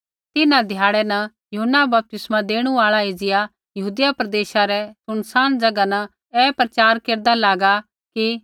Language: Kullu Pahari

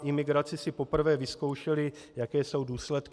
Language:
Czech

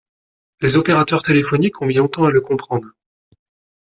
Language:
French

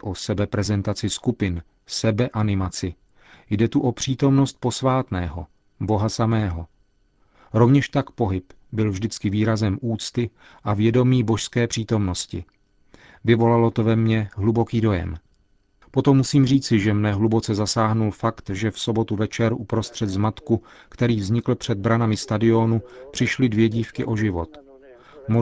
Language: Czech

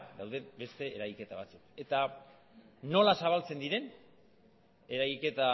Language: Basque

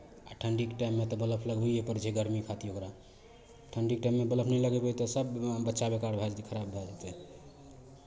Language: Maithili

